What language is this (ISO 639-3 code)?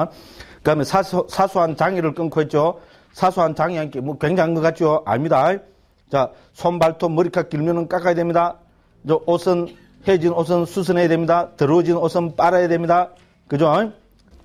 kor